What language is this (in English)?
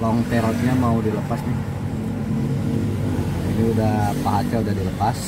Indonesian